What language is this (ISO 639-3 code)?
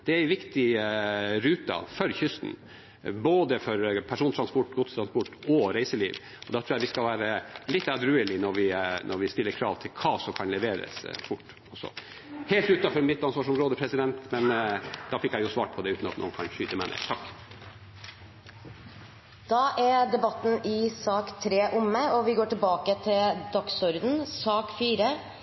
nor